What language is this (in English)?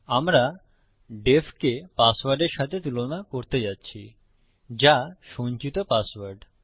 Bangla